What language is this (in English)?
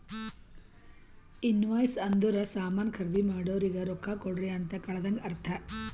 Kannada